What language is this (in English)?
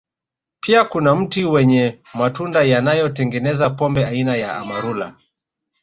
Swahili